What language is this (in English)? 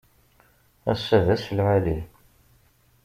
Kabyle